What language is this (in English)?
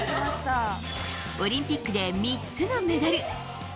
Japanese